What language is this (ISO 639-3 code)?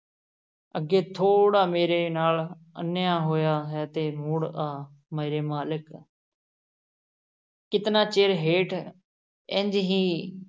pan